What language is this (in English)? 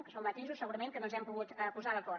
Catalan